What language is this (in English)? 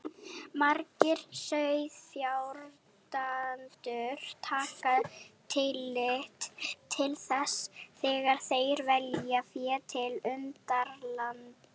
Icelandic